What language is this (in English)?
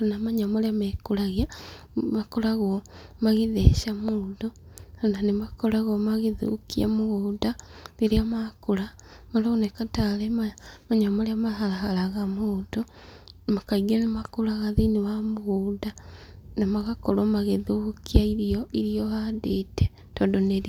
Kikuyu